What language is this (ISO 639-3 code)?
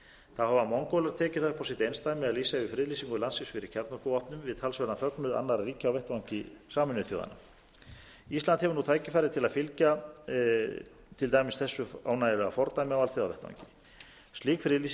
isl